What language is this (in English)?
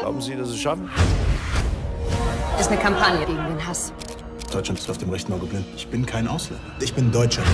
German